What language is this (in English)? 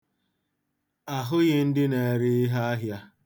Igbo